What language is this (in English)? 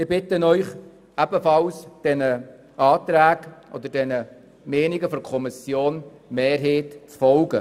Swiss German